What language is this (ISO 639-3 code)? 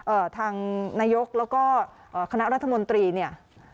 tha